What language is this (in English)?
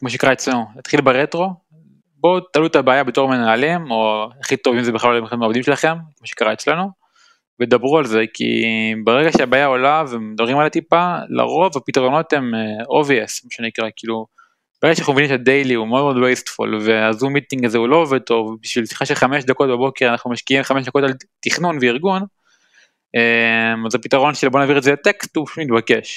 Hebrew